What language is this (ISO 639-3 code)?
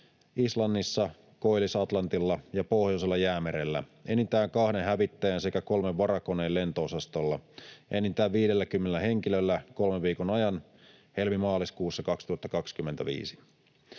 fin